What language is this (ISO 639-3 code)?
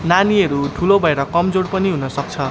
nep